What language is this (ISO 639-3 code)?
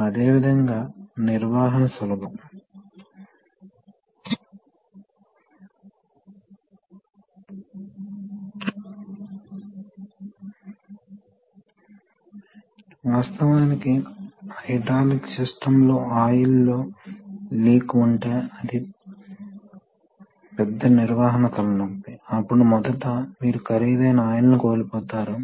tel